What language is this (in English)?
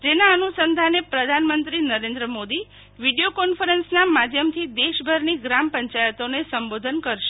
Gujarati